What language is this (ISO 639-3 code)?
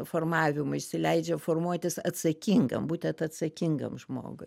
lit